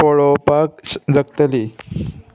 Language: Konkani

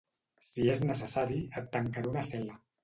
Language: Catalan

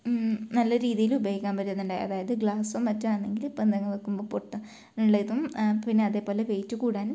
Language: Malayalam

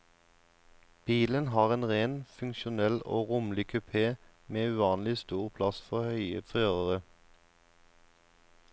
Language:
Norwegian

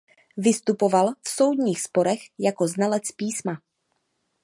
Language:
Czech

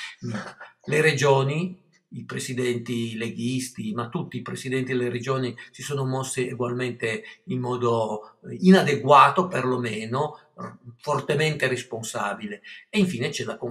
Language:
Italian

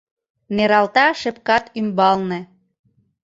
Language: Mari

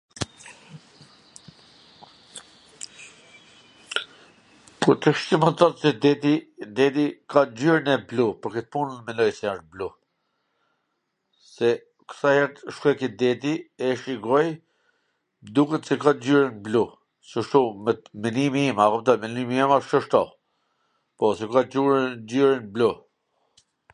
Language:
Gheg Albanian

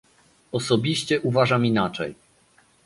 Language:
Polish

